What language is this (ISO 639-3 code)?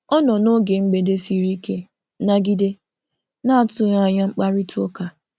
ibo